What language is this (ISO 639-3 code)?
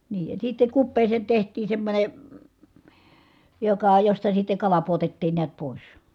fin